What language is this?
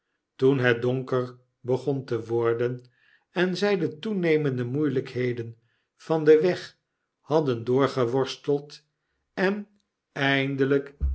Dutch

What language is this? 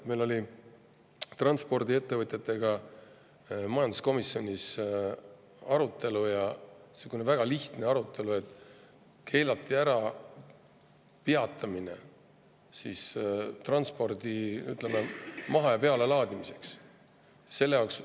Estonian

